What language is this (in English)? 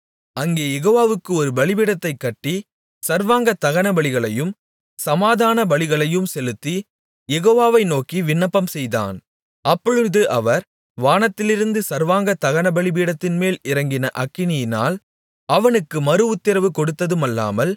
Tamil